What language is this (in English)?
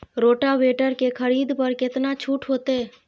Maithili